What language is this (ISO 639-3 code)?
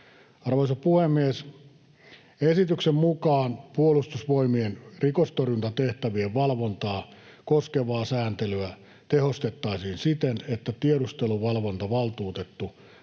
fin